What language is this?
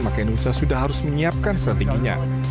Indonesian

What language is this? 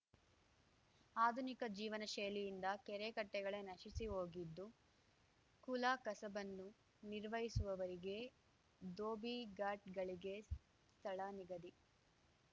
Kannada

